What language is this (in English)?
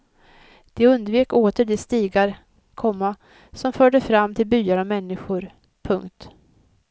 Swedish